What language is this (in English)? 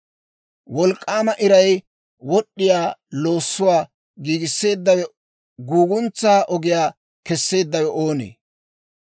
Dawro